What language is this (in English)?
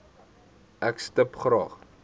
Afrikaans